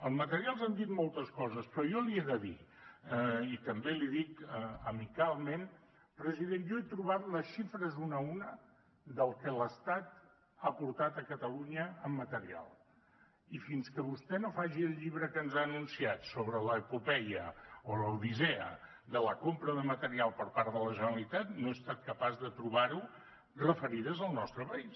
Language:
Catalan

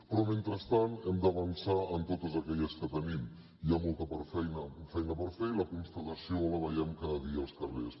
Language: Catalan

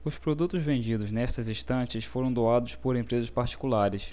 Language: Portuguese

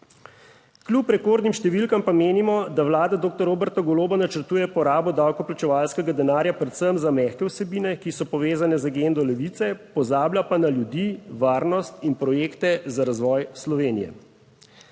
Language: Slovenian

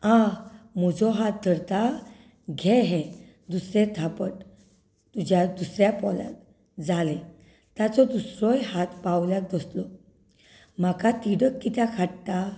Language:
Konkani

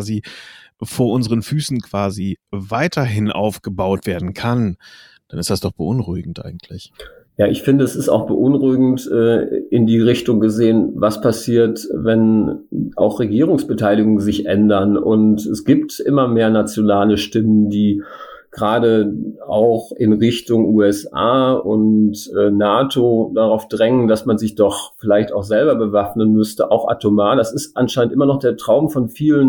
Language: German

